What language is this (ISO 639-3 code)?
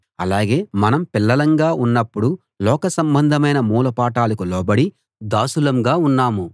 tel